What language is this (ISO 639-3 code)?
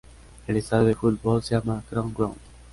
spa